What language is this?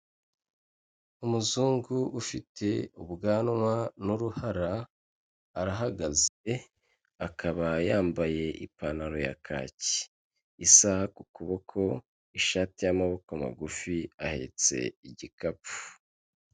Kinyarwanda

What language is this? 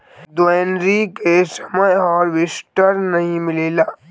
Bhojpuri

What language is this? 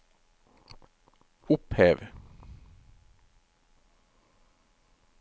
Norwegian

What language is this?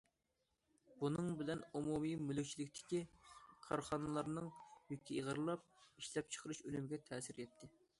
Uyghur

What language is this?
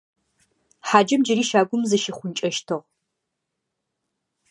Adyghe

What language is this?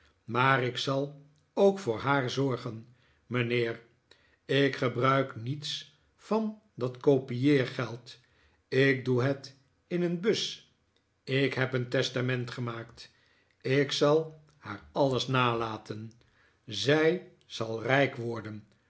Dutch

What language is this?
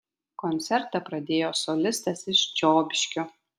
Lithuanian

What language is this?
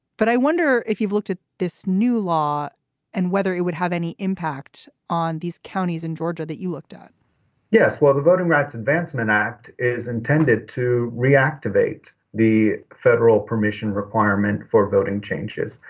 English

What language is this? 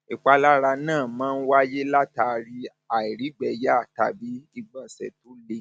Yoruba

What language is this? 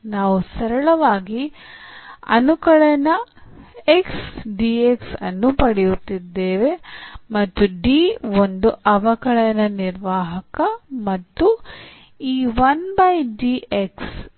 Kannada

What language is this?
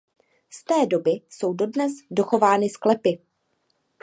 Czech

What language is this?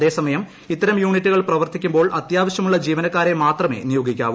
Malayalam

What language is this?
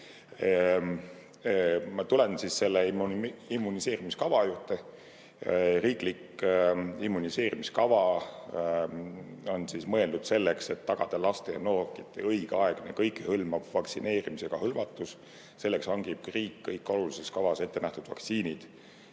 Estonian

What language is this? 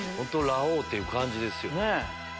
Japanese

